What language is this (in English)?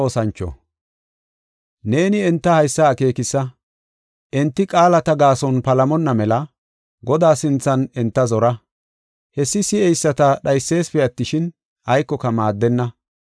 Gofa